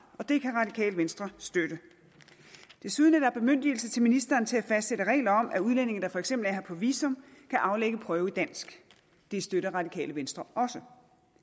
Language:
Danish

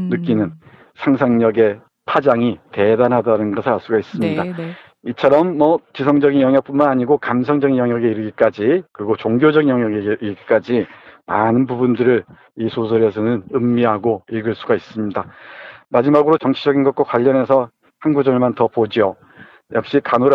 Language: Korean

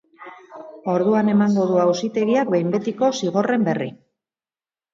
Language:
Basque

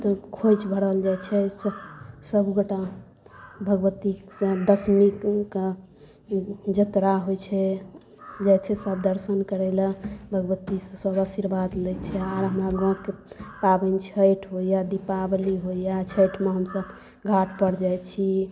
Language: Maithili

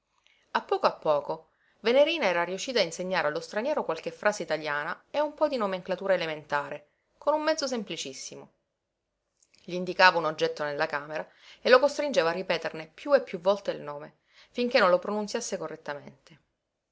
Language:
Italian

